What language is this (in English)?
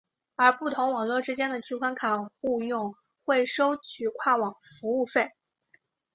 Chinese